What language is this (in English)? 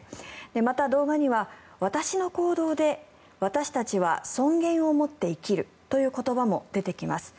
Japanese